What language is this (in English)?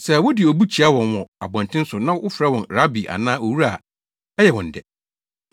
Akan